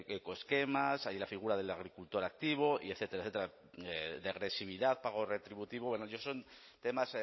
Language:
Spanish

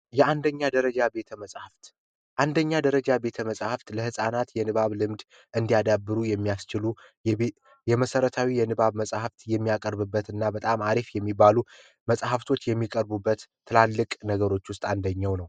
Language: Amharic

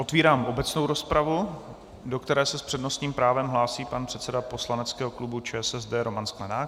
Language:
Czech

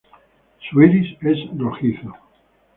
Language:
Spanish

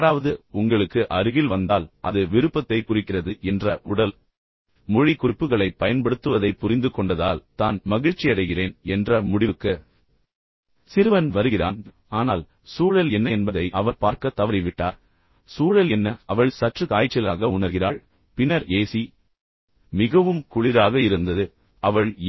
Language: Tamil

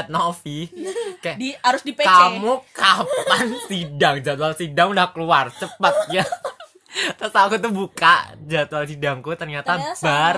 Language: Indonesian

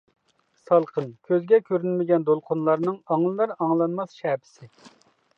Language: Uyghur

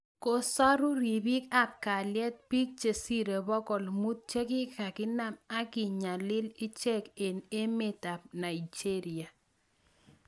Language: Kalenjin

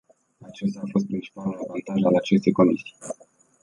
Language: Romanian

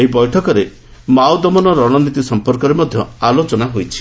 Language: Odia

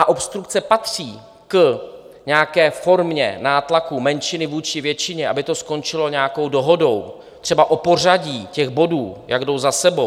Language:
Czech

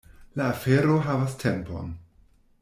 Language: Esperanto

